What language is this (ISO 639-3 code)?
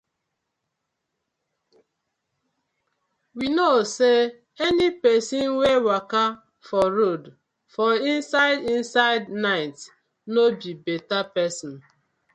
pcm